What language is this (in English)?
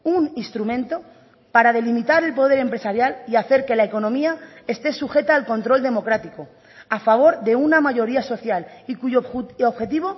Spanish